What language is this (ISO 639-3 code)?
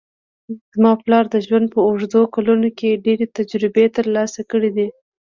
pus